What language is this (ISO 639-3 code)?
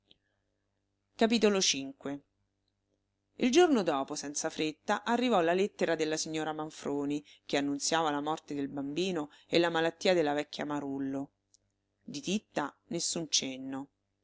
ita